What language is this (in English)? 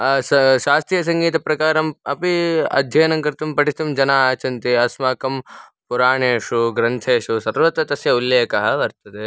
Sanskrit